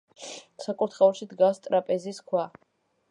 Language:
Georgian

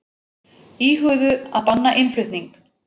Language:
Icelandic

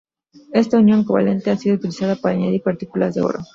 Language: Spanish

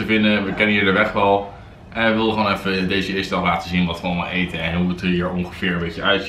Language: Dutch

